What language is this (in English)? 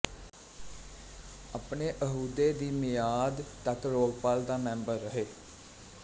Punjabi